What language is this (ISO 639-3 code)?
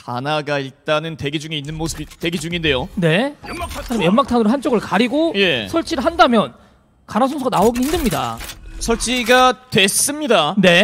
kor